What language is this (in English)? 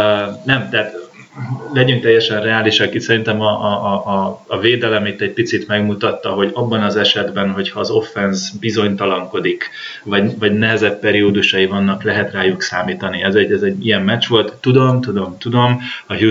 Hungarian